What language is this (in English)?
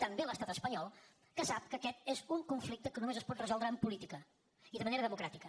Catalan